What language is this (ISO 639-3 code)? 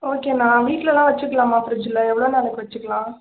tam